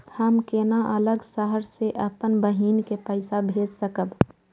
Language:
Maithili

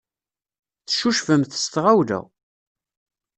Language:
Kabyle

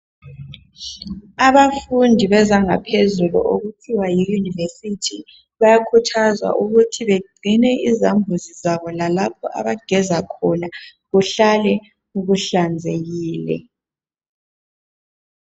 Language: North Ndebele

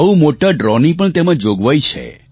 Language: Gujarati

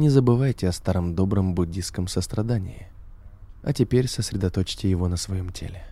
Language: Russian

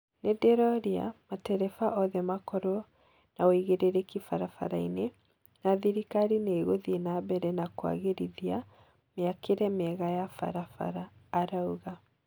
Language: Kikuyu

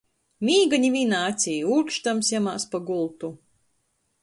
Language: Latgalian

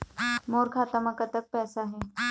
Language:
Chhattisgarhi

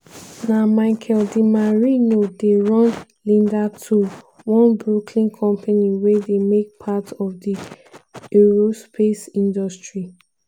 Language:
Nigerian Pidgin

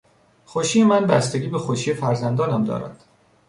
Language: Persian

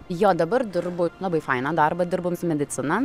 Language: Lithuanian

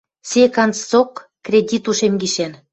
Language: Western Mari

